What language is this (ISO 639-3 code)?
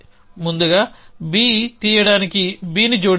tel